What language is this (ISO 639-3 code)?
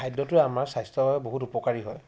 asm